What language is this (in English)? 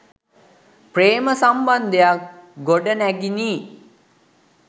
Sinhala